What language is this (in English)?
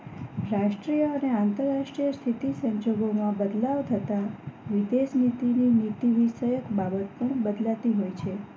Gujarati